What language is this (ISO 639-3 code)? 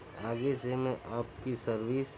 urd